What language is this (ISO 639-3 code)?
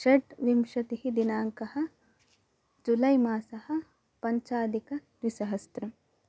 san